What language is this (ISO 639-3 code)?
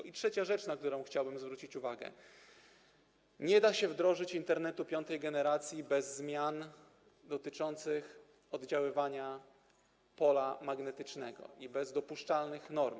pol